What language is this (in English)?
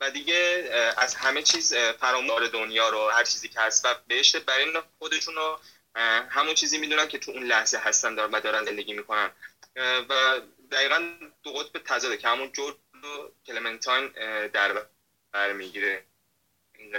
Persian